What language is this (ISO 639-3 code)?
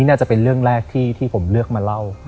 tha